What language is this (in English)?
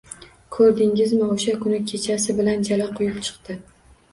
Uzbek